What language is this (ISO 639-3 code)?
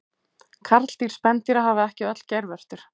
isl